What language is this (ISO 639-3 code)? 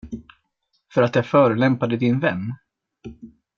swe